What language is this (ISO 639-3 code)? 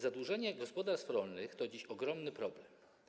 pol